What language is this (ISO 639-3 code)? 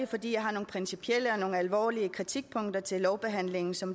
dan